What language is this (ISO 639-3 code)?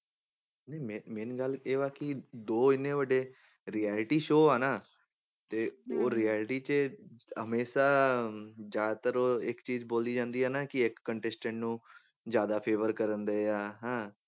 pan